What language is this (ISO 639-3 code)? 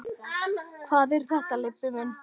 isl